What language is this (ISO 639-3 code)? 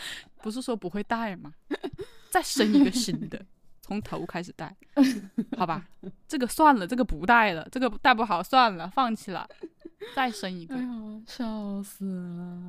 zho